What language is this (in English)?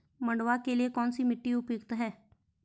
Hindi